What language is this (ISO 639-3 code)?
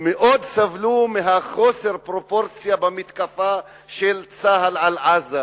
heb